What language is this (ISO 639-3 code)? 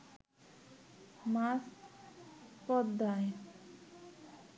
ben